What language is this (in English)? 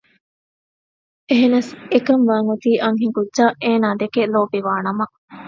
Divehi